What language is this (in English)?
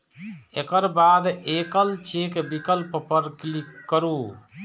Maithili